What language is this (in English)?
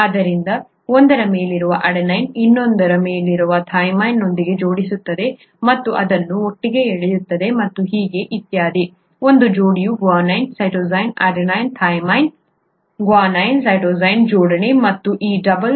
Kannada